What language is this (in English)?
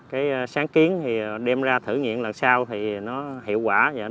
Vietnamese